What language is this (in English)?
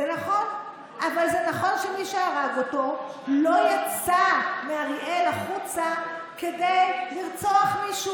Hebrew